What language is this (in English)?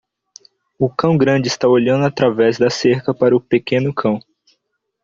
Portuguese